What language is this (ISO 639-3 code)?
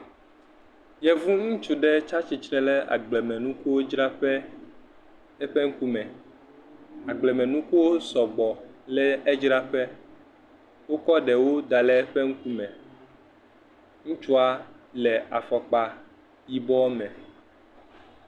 ewe